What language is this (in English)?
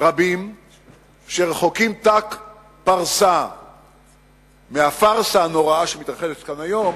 Hebrew